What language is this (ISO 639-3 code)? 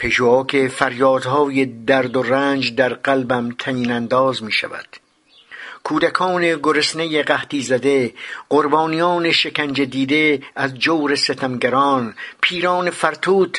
fas